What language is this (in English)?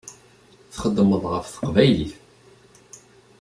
Kabyle